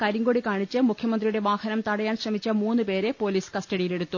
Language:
Malayalam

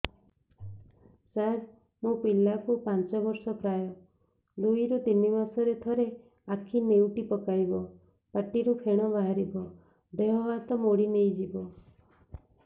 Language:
Odia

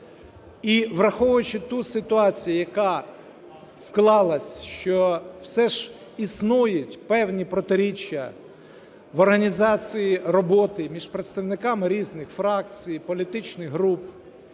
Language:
Ukrainian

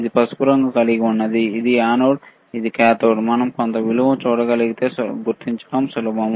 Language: Telugu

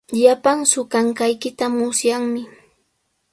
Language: Sihuas Ancash Quechua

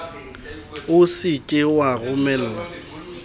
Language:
Southern Sotho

